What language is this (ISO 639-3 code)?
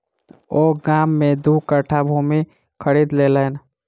mai